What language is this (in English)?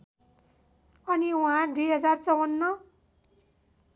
Nepali